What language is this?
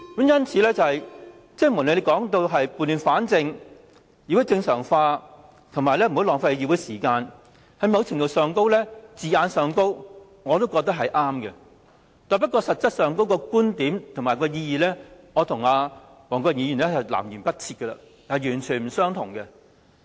Cantonese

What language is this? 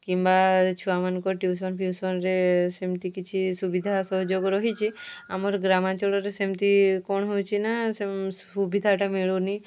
Odia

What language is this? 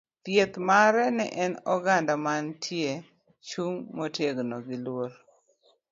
Luo (Kenya and Tanzania)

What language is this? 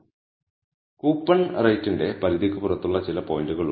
Malayalam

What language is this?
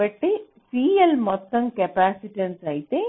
Telugu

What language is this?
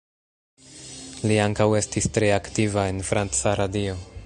Esperanto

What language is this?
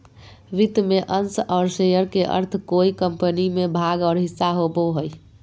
Magahi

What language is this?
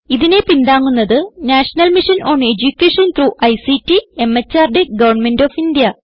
Malayalam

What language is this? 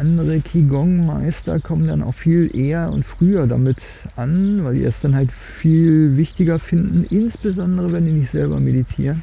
German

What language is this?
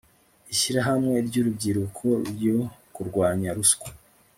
Kinyarwanda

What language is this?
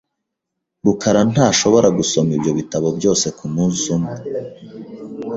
Kinyarwanda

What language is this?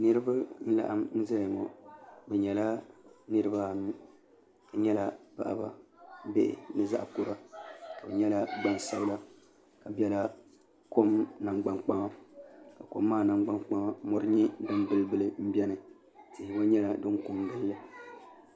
Dagbani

